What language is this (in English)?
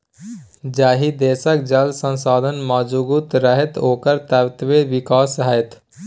Maithili